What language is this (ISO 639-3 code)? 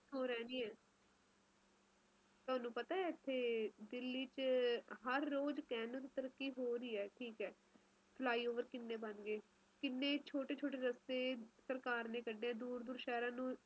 pan